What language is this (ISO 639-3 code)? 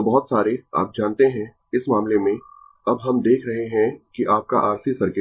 hin